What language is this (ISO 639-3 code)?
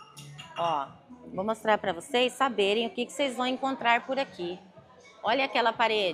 por